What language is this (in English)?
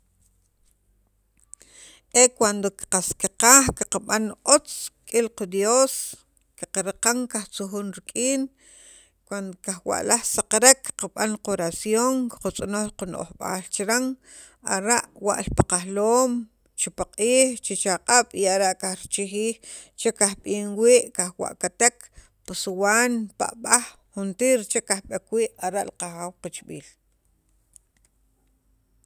Sacapulteco